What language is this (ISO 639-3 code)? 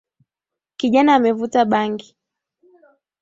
swa